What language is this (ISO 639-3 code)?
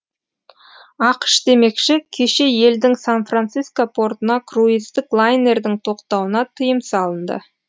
kaz